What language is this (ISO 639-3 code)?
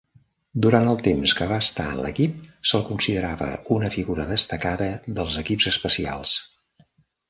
cat